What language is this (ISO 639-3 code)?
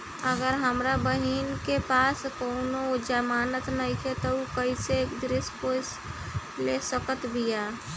bho